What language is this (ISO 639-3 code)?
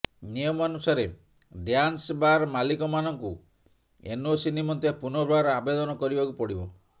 ori